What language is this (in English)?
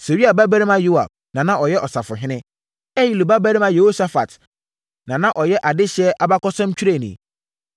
Akan